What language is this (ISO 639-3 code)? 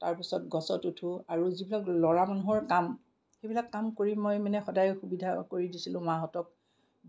asm